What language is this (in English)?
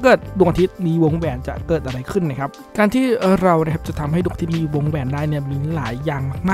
Thai